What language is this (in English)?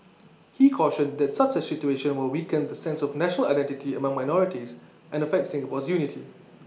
English